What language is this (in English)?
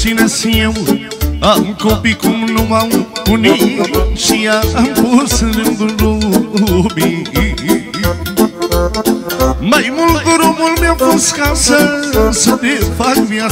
Romanian